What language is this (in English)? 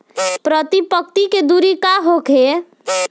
Bhojpuri